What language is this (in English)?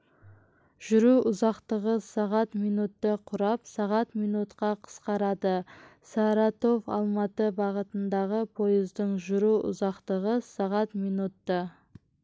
Kazakh